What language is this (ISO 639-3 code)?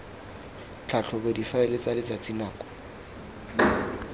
tsn